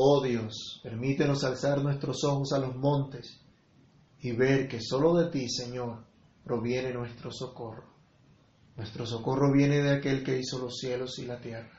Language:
Spanish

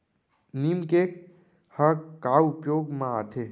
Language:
Chhattisgarhi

